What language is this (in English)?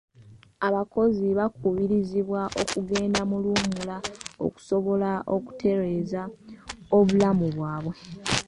Ganda